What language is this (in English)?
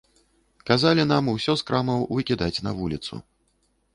Belarusian